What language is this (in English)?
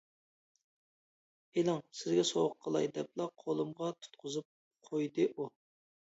Uyghur